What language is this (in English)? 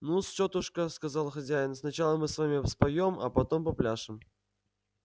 Russian